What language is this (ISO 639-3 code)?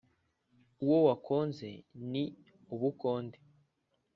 kin